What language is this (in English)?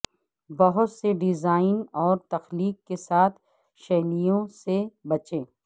Urdu